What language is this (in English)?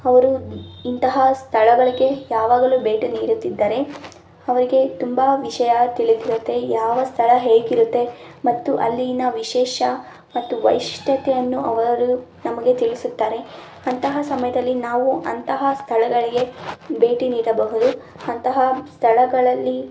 Kannada